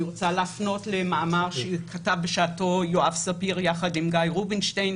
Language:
Hebrew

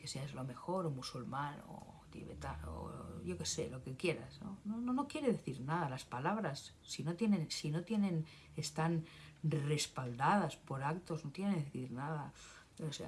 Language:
Spanish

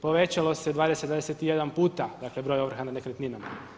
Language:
Croatian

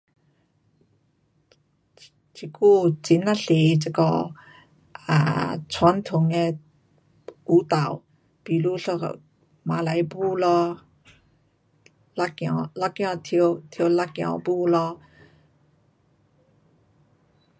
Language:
Pu-Xian Chinese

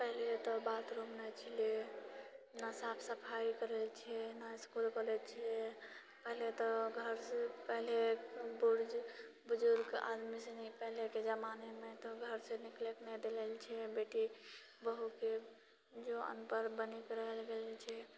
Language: Maithili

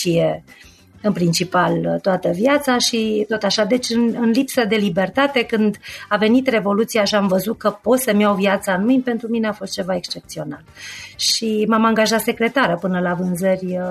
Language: Romanian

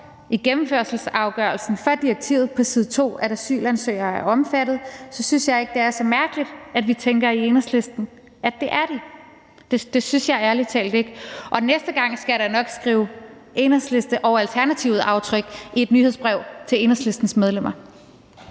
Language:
Danish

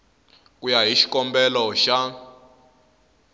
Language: Tsonga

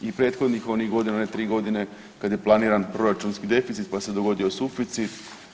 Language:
Croatian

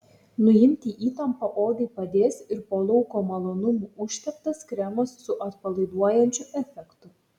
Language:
Lithuanian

